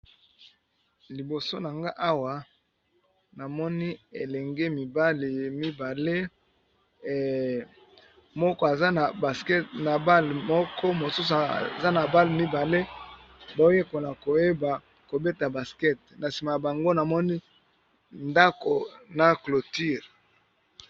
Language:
Lingala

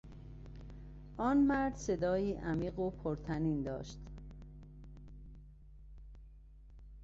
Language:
Persian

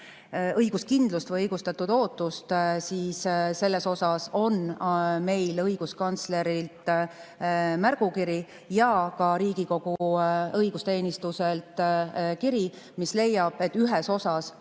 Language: Estonian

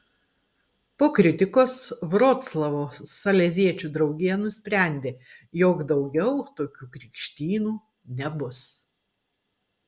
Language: Lithuanian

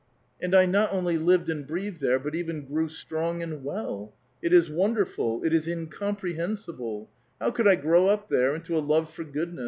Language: English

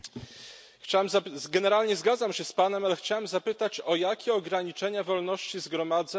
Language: Polish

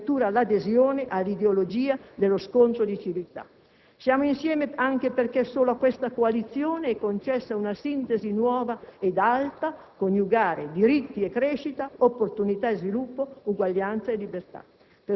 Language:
Italian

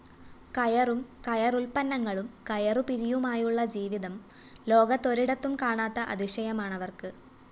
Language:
Malayalam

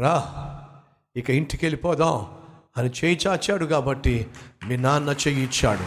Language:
Telugu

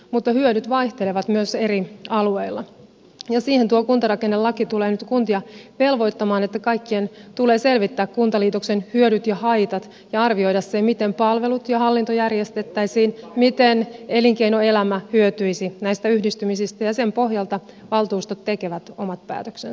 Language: Finnish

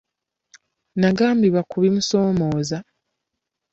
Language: Ganda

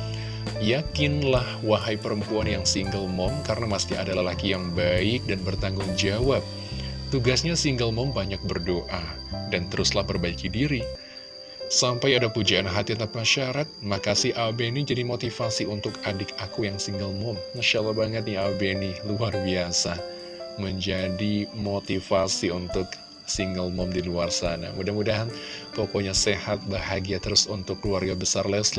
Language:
Indonesian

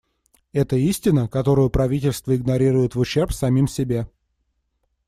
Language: Russian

